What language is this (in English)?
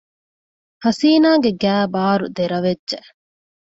Divehi